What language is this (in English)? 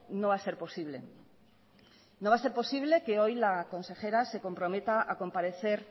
Spanish